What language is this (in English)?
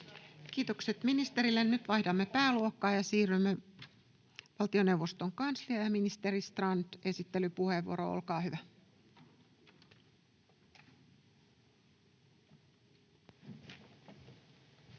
Finnish